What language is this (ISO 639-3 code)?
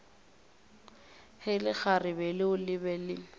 nso